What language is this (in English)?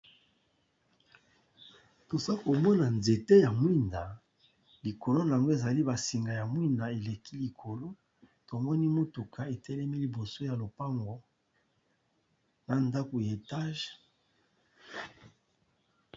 Lingala